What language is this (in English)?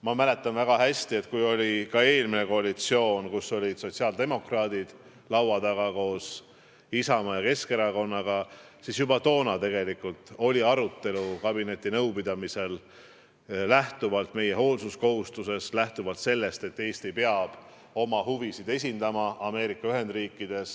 Estonian